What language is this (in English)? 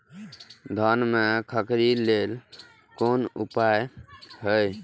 Maithili